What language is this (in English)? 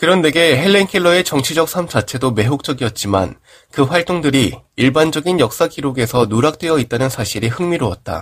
Korean